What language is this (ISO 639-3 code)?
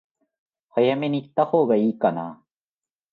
jpn